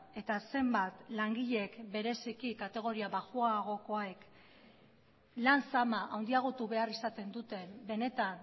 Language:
Basque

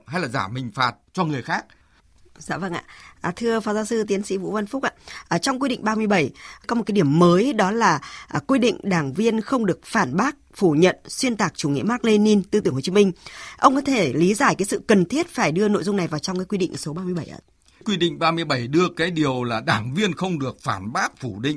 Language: Vietnamese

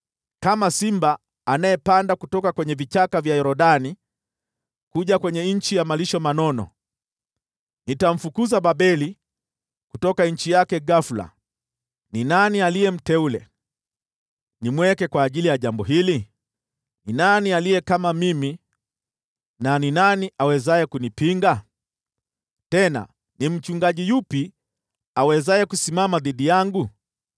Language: Swahili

